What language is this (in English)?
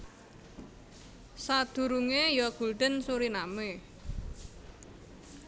Javanese